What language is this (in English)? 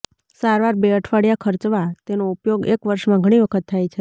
Gujarati